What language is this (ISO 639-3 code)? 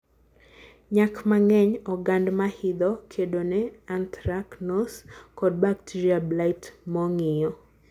luo